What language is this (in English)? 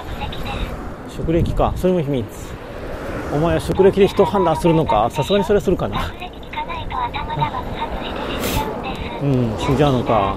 Japanese